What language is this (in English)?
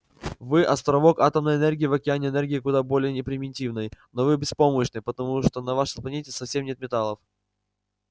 Russian